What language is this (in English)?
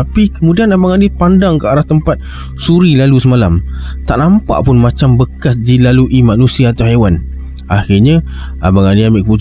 Malay